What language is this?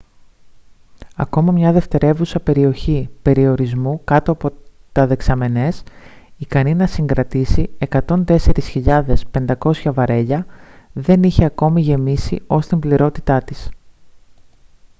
Greek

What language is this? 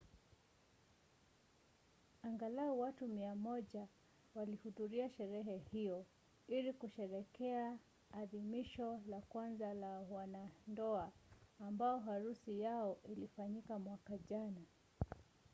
Swahili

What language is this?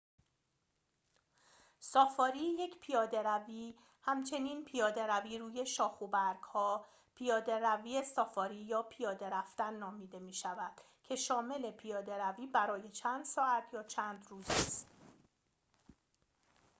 Persian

